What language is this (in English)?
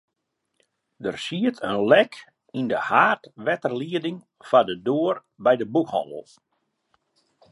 Western Frisian